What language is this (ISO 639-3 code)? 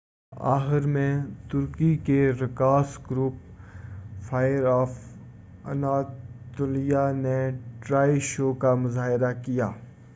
urd